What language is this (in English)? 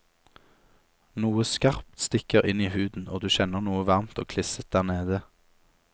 Norwegian